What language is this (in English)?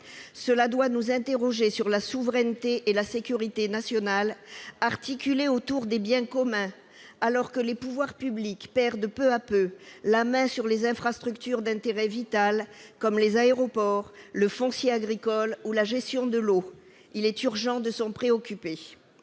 French